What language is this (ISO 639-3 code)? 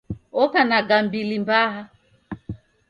dav